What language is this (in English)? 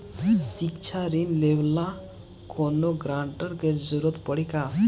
Bhojpuri